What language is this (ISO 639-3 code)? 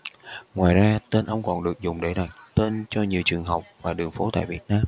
vie